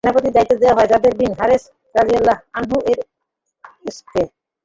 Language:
Bangla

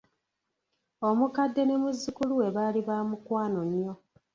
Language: Ganda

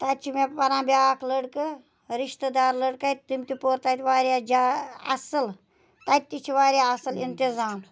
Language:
Kashmiri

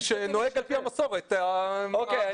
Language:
Hebrew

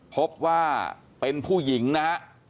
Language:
Thai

